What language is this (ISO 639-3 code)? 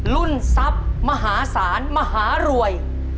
tha